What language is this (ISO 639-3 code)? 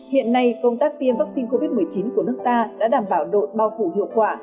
vie